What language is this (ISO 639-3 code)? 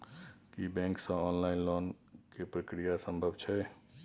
mai